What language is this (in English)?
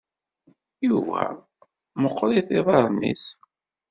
Kabyle